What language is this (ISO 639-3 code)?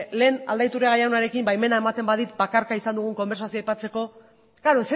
eus